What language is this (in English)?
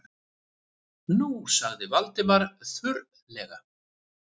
Icelandic